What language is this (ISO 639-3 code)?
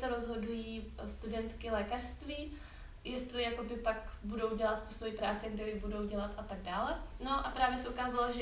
ces